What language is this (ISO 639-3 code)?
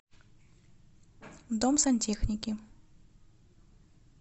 rus